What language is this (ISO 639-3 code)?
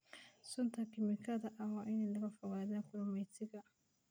som